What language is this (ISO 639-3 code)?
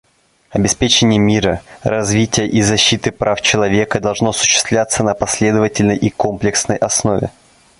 rus